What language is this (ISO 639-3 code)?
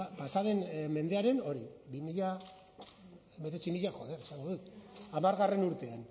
eus